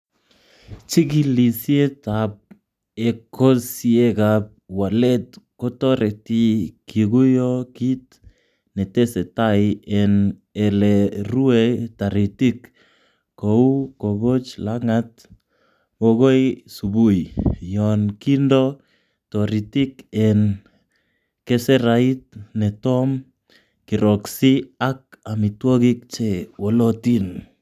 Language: Kalenjin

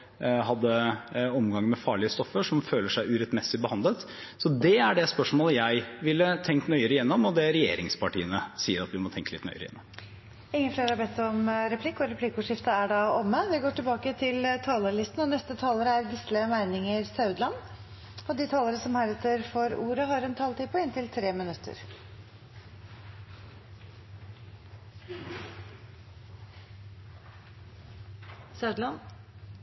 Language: Norwegian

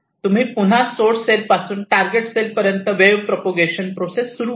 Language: Marathi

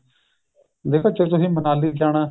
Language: Punjabi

